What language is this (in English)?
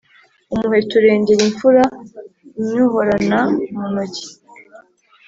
Kinyarwanda